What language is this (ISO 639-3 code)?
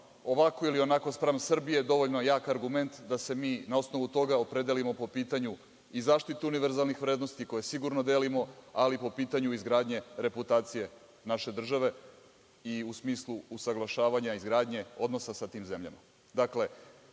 srp